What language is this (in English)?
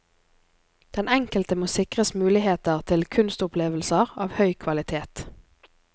Norwegian